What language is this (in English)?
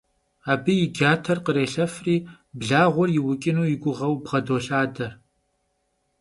Kabardian